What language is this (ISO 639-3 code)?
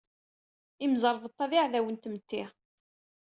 kab